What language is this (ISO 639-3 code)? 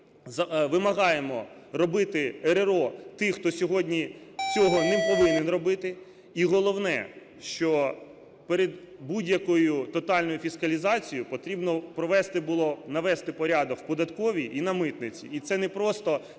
ukr